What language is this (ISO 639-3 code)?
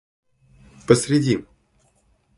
rus